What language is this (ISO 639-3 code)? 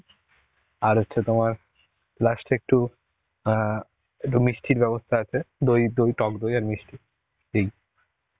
ben